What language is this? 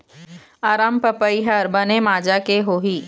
Chhattisgarhi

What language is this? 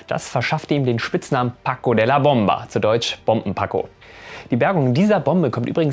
German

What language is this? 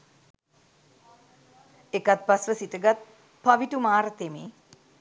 Sinhala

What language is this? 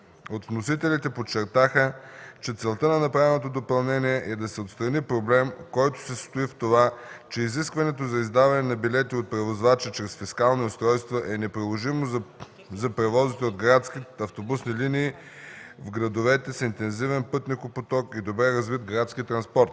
Bulgarian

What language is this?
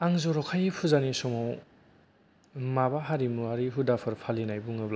Bodo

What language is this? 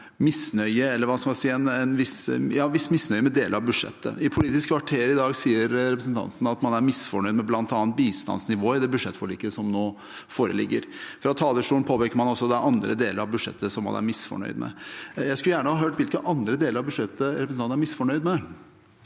Norwegian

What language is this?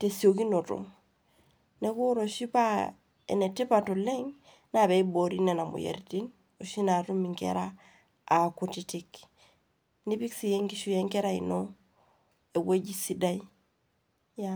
Masai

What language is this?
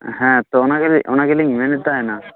Santali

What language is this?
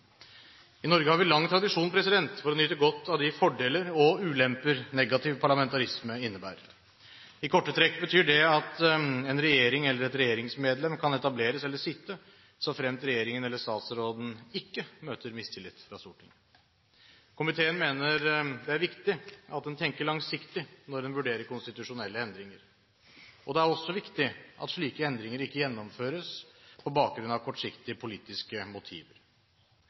Norwegian Bokmål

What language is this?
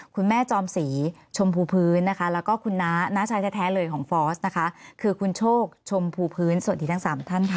Thai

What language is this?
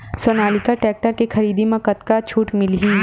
Chhattisgarhi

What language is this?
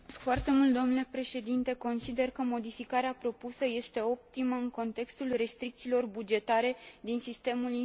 Romanian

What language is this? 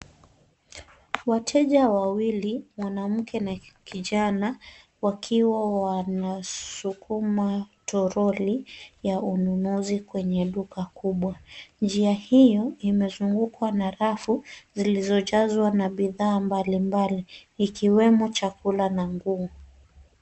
Swahili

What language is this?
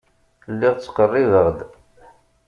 Kabyle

